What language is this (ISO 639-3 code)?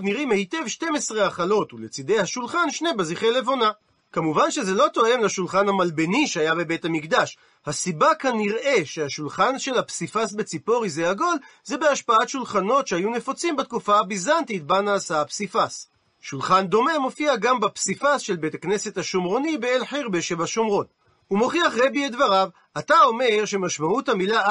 heb